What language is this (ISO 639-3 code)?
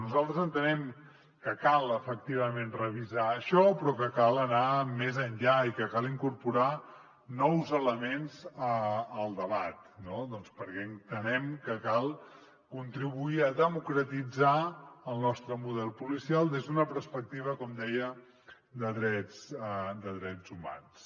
cat